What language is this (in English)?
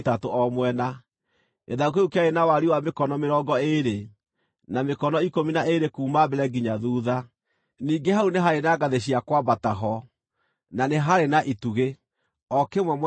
Kikuyu